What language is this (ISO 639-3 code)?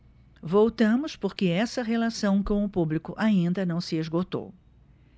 por